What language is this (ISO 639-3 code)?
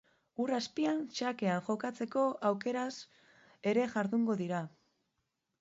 eus